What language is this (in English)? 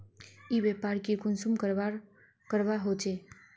Magahi